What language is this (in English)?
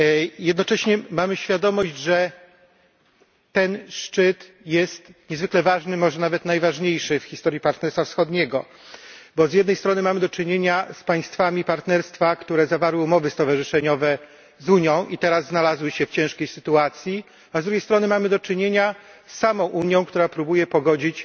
Polish